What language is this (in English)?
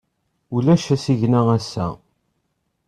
Kabyle